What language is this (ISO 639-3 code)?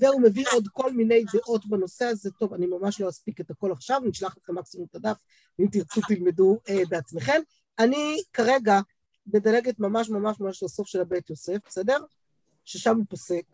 heb